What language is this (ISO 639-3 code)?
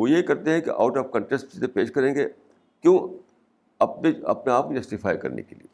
urd